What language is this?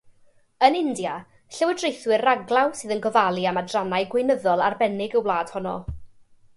Welsh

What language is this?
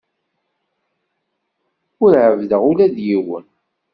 Kabyle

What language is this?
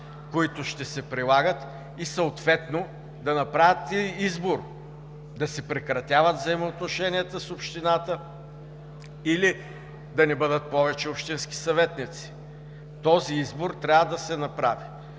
Bulgarian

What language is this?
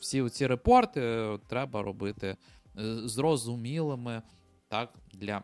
Ukrainian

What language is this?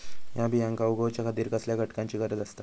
Marathi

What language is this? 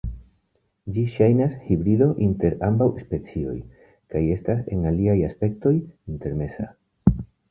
Esperanto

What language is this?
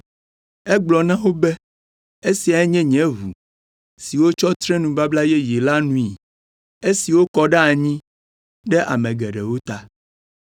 Ewe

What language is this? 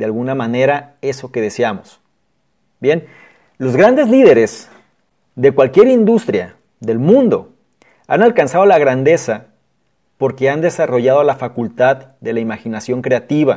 Spanish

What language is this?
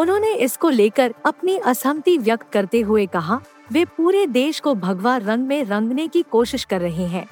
Hindi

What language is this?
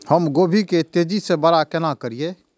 Maithili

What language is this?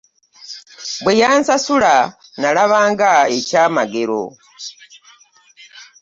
Ganda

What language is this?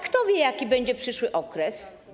Polish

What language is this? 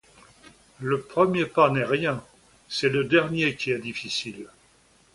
French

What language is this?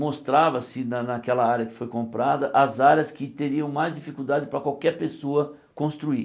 Portuguese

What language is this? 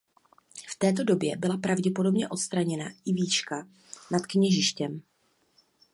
Czech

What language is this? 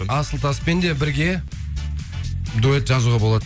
Kazakh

